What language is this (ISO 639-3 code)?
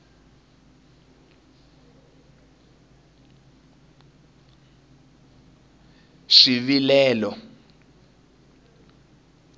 tso